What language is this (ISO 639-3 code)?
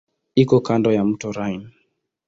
swa